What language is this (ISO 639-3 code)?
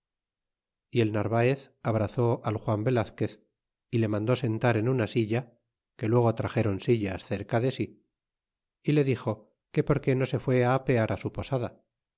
spa